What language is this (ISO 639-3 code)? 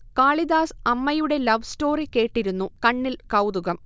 mal